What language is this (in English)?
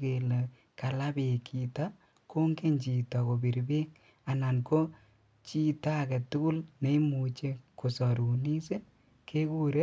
Kalenjin